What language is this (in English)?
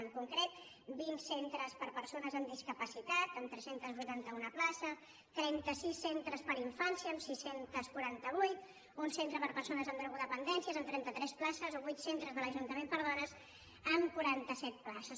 Catalan